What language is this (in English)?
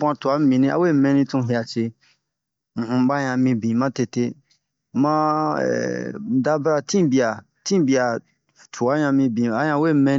Bomu